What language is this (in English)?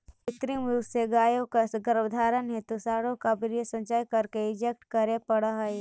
Magahi